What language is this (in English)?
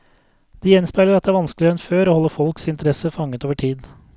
Norwegian